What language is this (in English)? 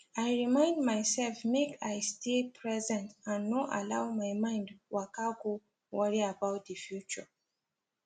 Nigerian Pidgin